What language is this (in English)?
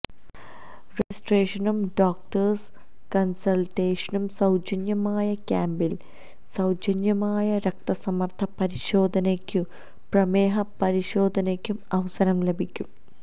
Malayalam